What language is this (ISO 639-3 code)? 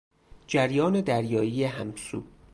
fas